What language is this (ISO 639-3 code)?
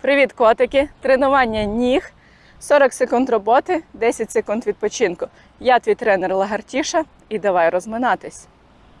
ukr